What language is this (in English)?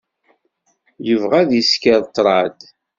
Kabyle